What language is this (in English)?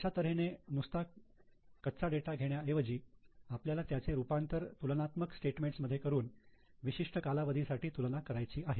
Marathi